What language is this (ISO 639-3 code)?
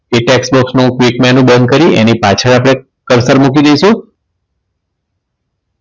guj